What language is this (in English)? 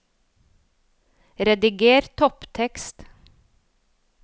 Norwegian